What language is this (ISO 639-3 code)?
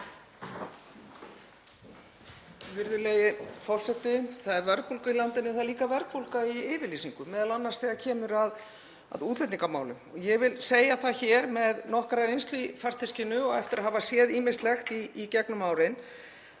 isl